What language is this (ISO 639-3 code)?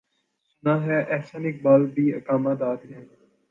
urd